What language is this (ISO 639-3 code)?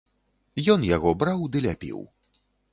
bel